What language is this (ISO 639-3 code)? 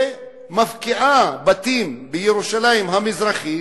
heb